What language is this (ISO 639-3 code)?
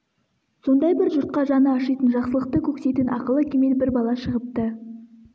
kaz